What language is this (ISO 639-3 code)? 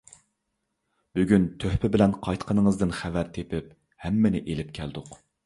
uig